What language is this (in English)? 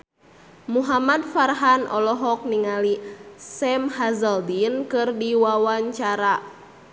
Sundanese